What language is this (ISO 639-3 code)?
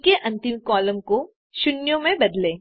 hin